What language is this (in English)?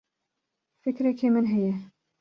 Kurdish